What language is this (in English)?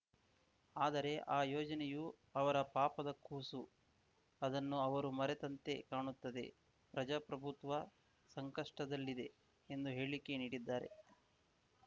Kannada